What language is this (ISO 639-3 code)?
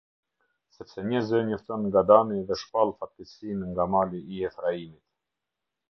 sqi